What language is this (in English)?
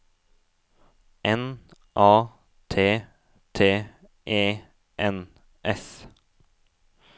Norwegian